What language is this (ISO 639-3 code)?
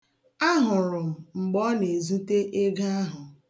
ibo